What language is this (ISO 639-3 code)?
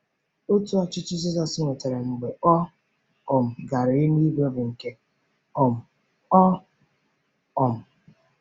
ibo